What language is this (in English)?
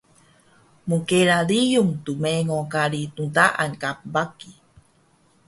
Taroko